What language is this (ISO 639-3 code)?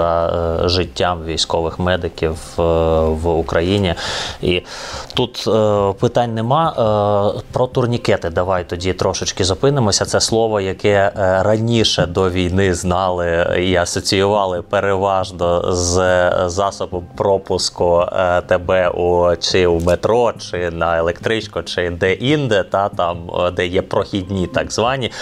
ukr